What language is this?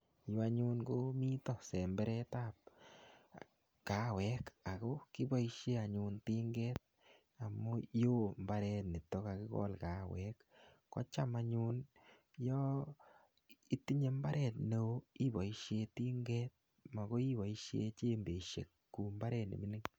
Kalenjin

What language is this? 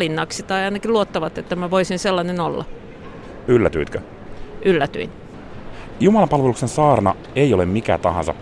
Finnish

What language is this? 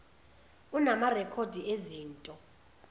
Zulu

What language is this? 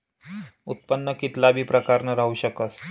Marathi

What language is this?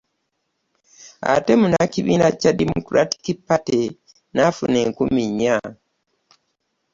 Ganda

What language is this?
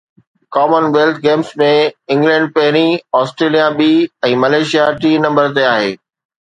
Sindhi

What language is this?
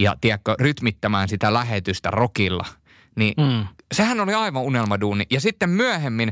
Finnish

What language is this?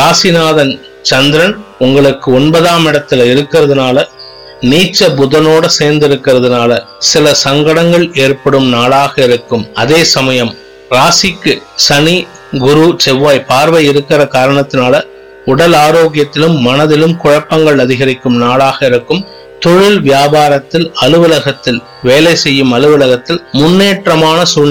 Tamil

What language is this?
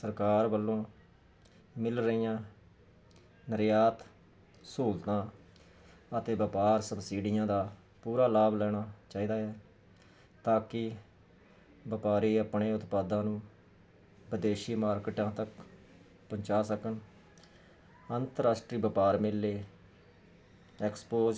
Punjabi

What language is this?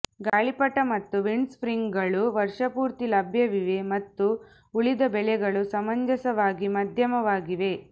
Kannada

